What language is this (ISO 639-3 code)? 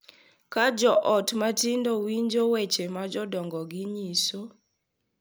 luo